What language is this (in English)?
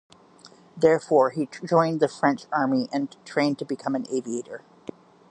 English